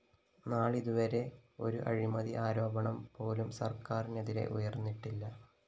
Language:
Malayalam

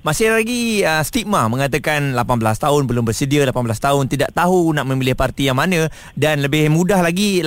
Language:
Malay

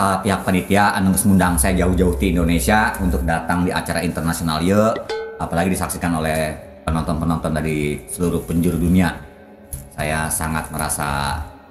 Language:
Indonesian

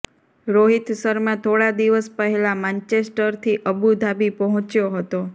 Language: Gujarati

